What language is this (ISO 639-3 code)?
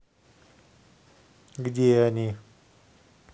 rus